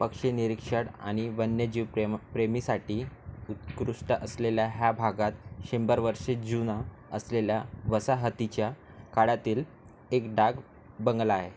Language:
Marathi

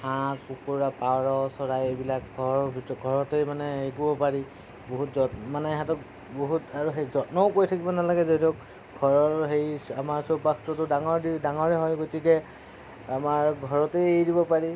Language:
Assamese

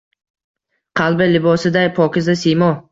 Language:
Uzbek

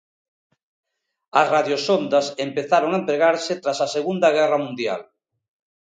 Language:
Galician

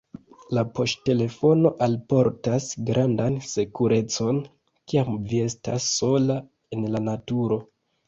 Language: Esperanto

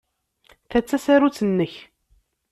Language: Kabyle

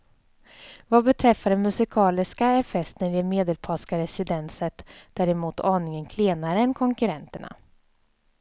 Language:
Swedish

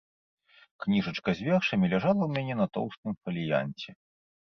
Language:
Belarusian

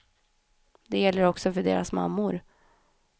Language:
Swedish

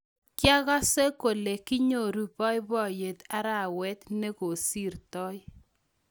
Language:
Kalenjin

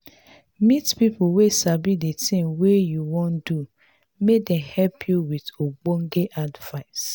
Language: Nigerian Pidgin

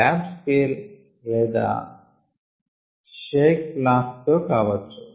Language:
Telugu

